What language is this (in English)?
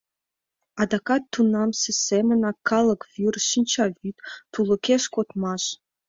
Mari